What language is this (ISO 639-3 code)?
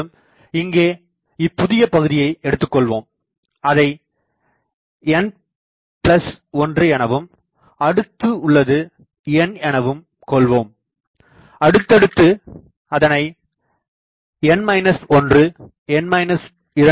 tam